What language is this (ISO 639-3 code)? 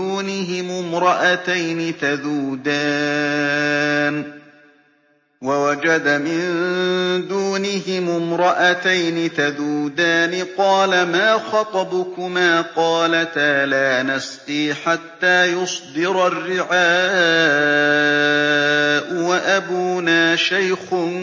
ara